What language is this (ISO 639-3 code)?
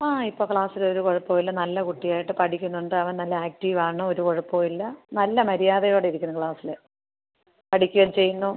mal